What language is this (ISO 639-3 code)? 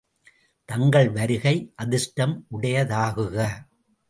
tam